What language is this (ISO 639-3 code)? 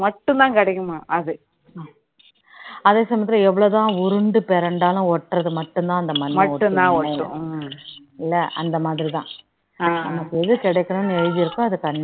tam